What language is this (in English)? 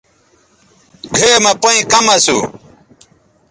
Bateri